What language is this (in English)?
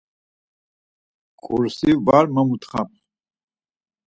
Laz